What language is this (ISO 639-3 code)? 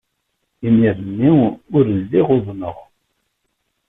kab